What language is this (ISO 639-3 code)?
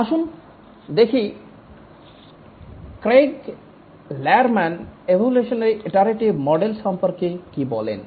ben